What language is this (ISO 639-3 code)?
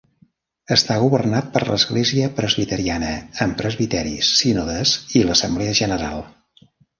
cat